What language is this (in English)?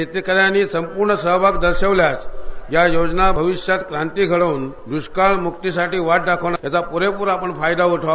Marathi